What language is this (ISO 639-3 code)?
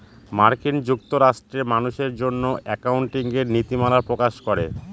ben